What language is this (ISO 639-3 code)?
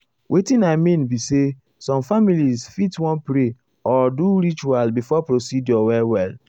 pcm